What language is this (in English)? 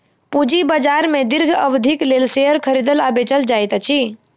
Maithili